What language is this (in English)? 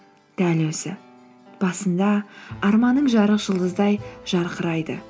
Kazakh